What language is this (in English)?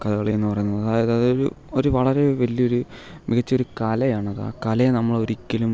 Malayalam